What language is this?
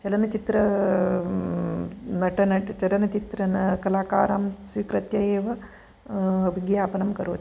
Sanskrit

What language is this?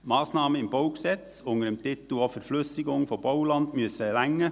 Swiss German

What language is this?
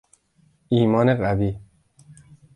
Persian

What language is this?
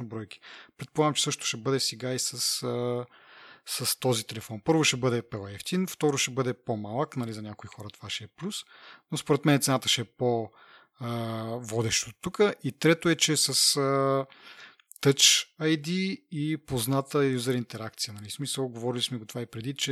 Bulgarian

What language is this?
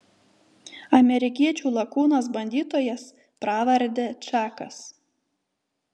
Lithuanian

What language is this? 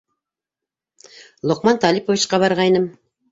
Bashkir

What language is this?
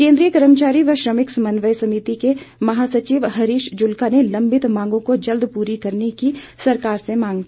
Hindi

